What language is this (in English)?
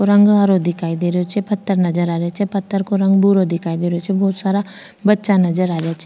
Rajasthani